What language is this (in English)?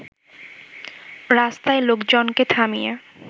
Bangla